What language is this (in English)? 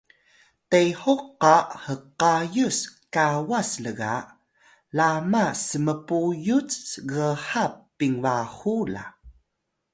Atayal